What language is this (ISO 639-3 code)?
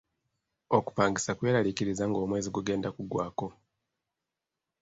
lug